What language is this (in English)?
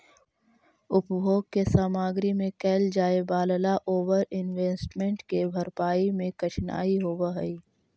Magahi